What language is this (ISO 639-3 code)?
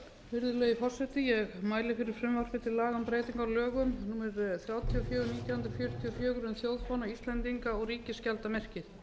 isl